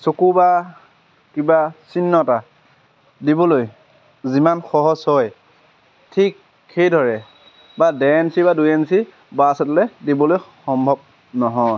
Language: Assamese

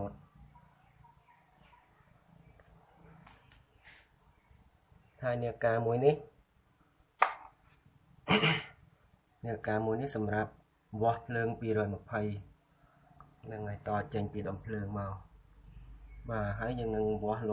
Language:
Vietnamese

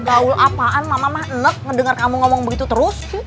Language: Indonesian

